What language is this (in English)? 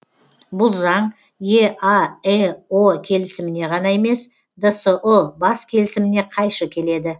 Kazakh